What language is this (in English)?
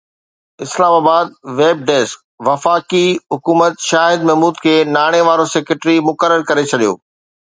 Sindhi